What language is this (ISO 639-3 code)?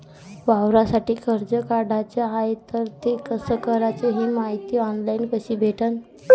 mar